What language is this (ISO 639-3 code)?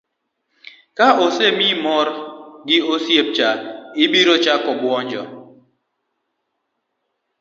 luo